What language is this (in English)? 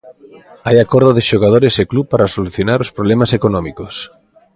Galician